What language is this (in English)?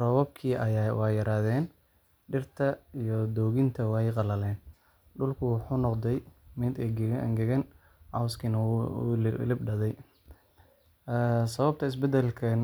Somali